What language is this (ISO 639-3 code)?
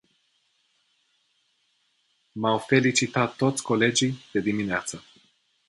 ron